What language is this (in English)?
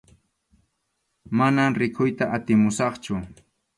Arequipa-La Unión Quechua